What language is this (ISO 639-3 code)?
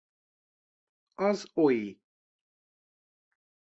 hun